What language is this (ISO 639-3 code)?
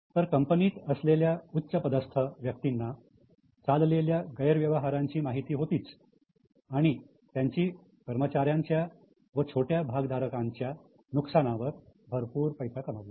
mar